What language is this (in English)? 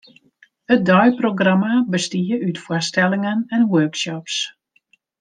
Western Frisian